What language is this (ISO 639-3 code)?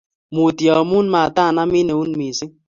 kln